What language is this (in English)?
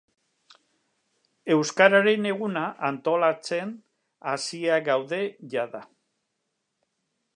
Basque